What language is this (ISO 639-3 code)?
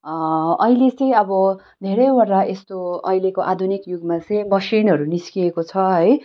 nep